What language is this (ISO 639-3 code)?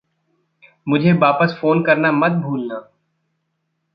hin